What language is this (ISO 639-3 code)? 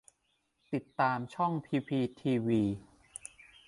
tha